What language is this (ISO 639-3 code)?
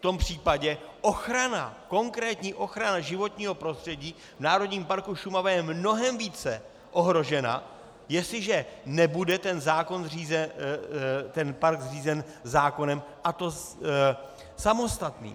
ces